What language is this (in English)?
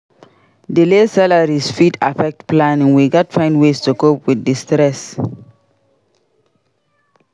Nigerian Pidgin